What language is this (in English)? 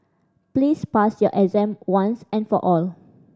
English